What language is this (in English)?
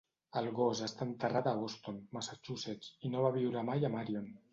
Catalan